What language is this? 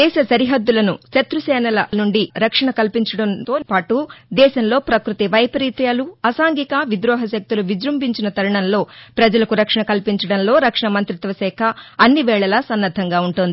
Telugu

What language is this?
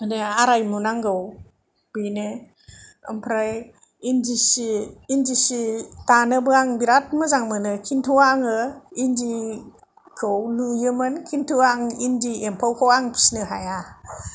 Bodo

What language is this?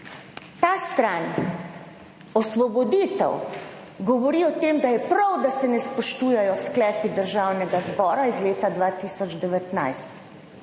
Slovenian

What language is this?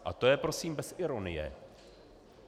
Czech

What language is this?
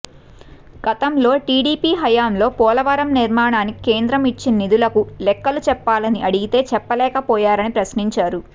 Telugu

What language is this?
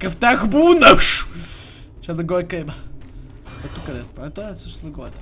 Bulgarian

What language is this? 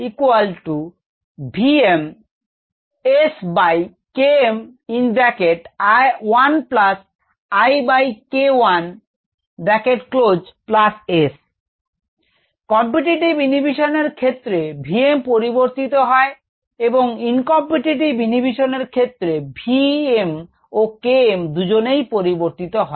Bangla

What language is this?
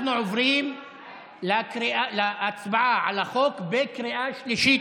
Hebrew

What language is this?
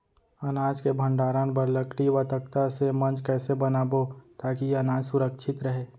Chhattisgarhi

